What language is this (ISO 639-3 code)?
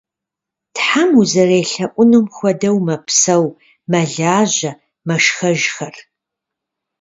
kbd